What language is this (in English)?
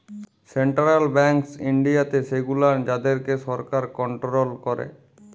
Bangla